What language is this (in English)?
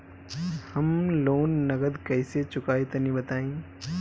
Bhojpuri